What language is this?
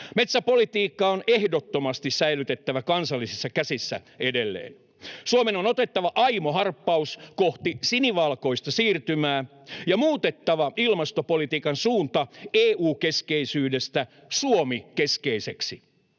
Finnish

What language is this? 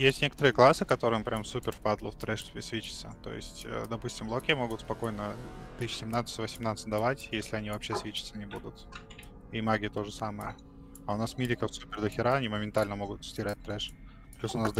Russian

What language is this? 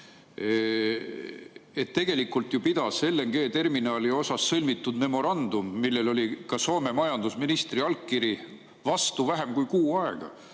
Estonian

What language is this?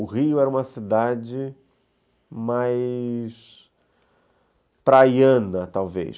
Portuguese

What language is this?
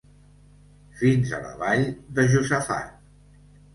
Catalan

